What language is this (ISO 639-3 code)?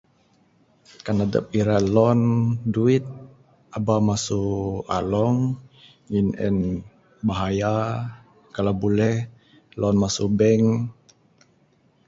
sdo